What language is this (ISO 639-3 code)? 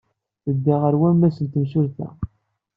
kab